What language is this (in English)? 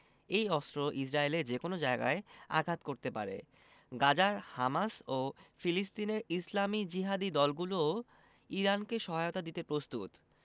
Bangla